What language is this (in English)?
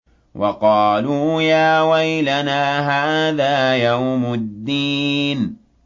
Arabic